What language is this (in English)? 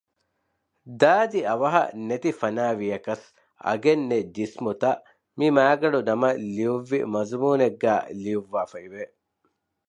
Divehi